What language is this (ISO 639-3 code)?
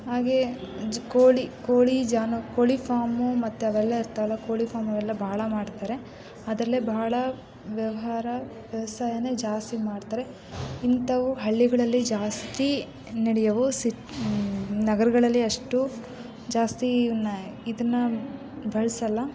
kan